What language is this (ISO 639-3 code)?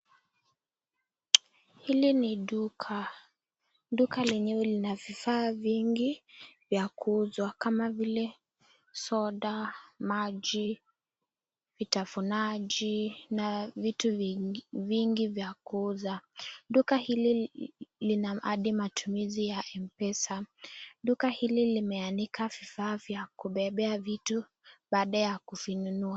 swa